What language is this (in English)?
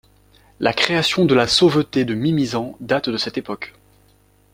French